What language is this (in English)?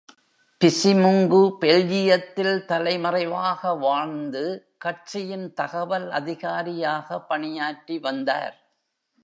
Tamil